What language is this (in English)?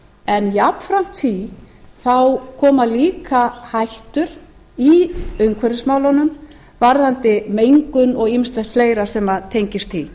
Icelandic